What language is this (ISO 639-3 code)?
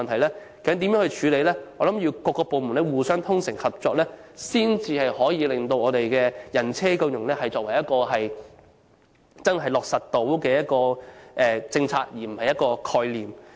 yue